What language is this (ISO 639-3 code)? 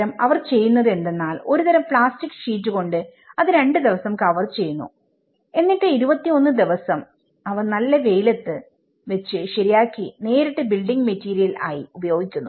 mal